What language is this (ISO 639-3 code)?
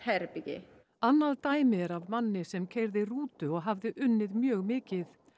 isl